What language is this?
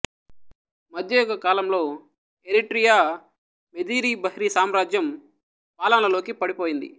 Telugu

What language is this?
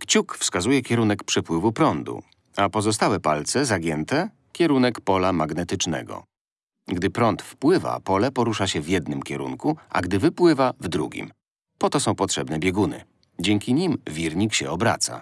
Polish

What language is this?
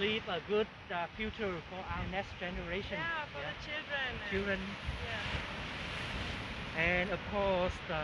English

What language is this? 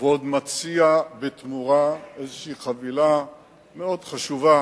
Hebrew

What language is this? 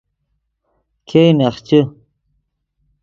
Yidgha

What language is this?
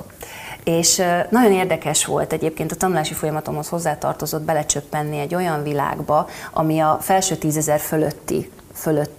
Hungarian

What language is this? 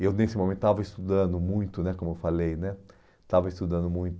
Portuguese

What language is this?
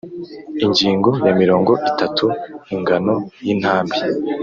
Kinyarwanda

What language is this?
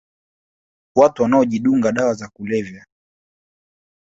Swahili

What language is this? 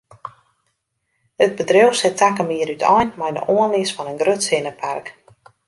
Western Frisian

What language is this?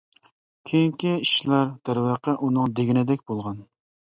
Uyghur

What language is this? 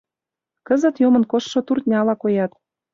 Mari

